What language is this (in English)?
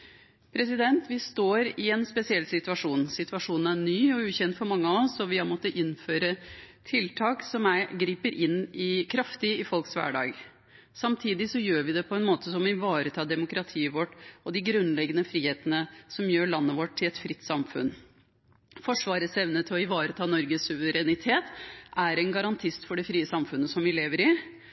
Norwegian Bokmål